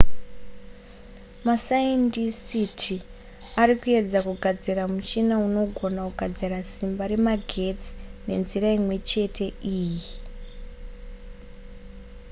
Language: Shona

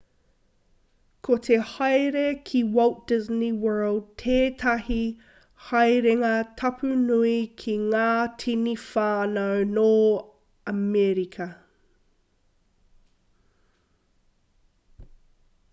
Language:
Māori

